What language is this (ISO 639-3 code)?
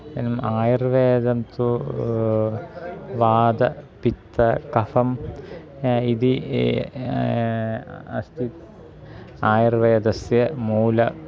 san